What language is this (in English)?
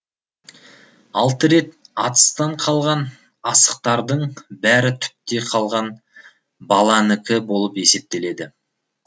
Kazakh